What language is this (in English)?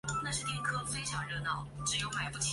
Chinese